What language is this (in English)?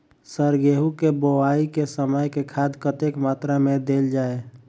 Maithili